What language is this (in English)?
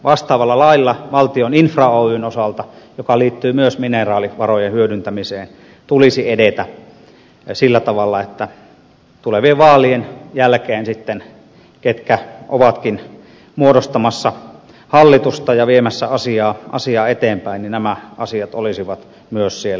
Finnish